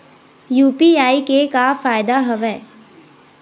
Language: Chhattisgarhi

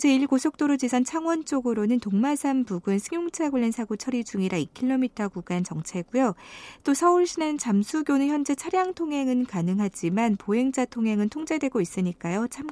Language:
Korean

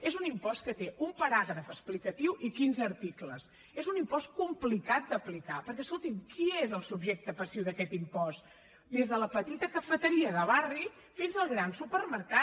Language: Catalan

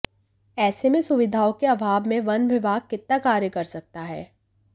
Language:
Hindi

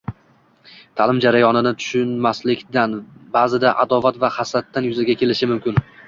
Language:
Uzbek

